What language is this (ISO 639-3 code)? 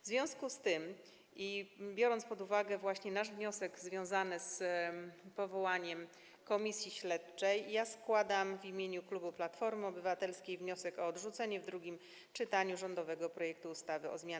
pol